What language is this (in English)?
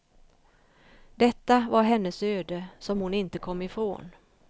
Swedish